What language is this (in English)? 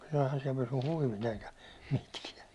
Finnish